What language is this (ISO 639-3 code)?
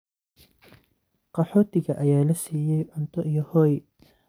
som